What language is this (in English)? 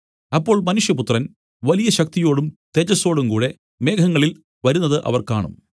Malayalam